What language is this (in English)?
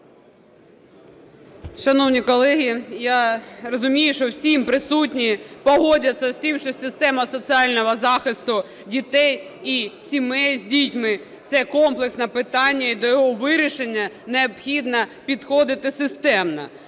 Ukrainian